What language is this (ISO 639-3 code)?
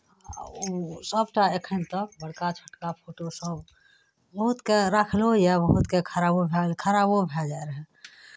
mai